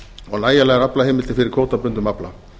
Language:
Icelandic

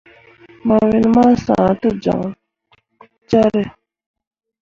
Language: Mundang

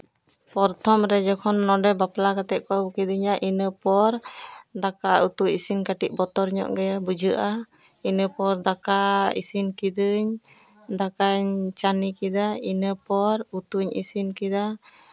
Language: Santali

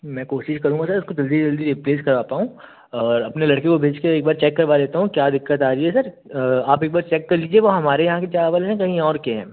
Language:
Hindi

